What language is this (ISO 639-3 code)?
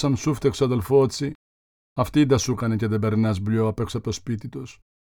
ell